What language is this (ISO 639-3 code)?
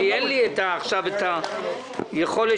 heb